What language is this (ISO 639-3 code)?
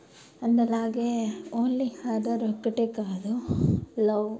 tel